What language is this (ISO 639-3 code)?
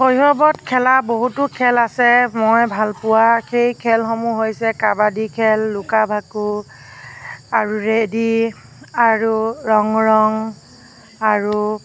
asm